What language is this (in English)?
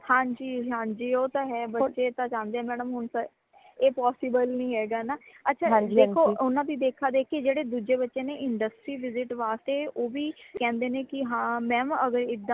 Punjabi